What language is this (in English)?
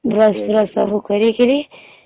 Odia